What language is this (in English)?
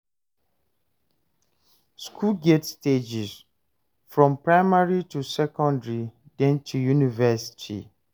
Nigerian Pidgin